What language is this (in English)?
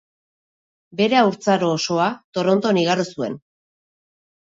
Basque